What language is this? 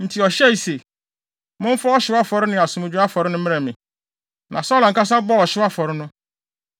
Akan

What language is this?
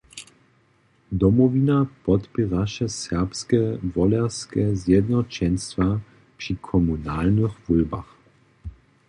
Upper Sorbian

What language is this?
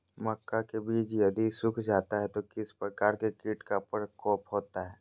Magahi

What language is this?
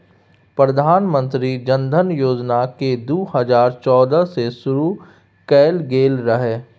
Maithili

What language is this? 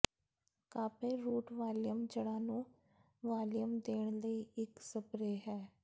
Punjabi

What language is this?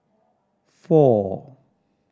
English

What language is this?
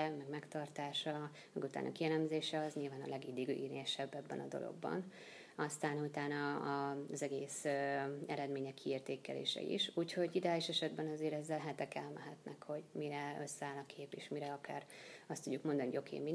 Hungarian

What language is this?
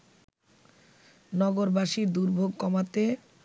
Bangla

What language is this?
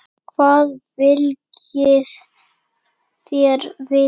Icelandic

